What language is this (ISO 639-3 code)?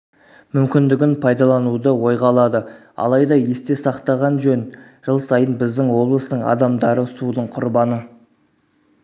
kaz